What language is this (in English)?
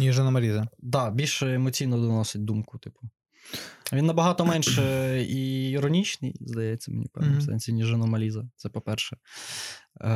Ukrainian